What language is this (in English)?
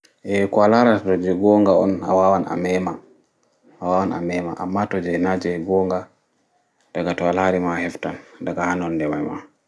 Fula